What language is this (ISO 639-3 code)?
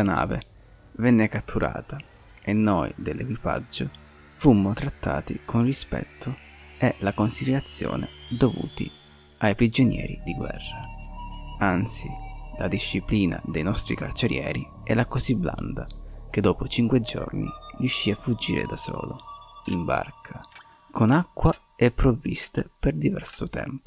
ita